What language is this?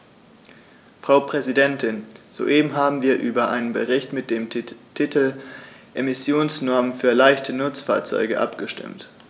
German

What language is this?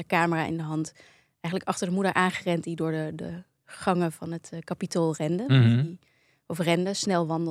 Dutch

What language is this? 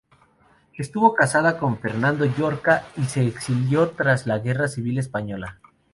Spanish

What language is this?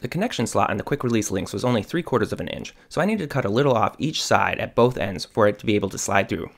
English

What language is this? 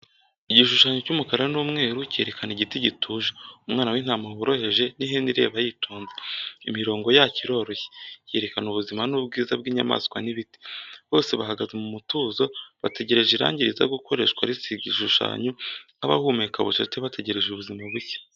Kinyarwanda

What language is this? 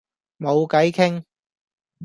Cantonese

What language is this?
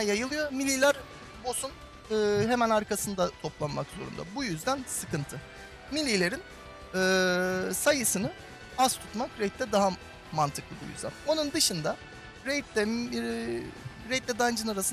Turkish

